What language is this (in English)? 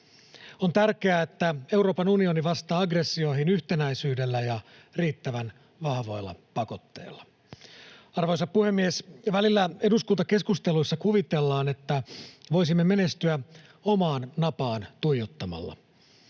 Finnish